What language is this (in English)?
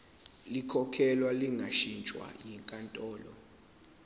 Zulu